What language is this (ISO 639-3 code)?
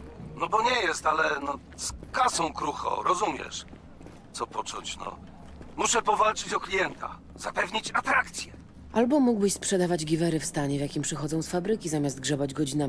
pol